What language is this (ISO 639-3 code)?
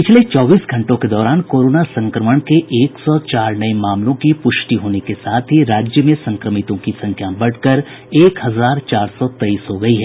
hin